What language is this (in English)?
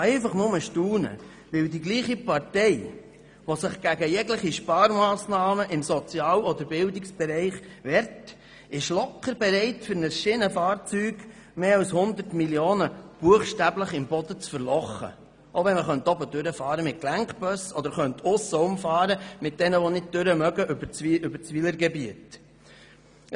Swiss German